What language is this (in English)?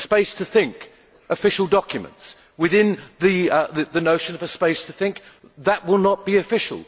English